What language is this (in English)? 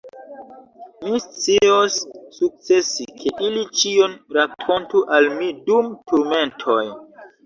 Esperanto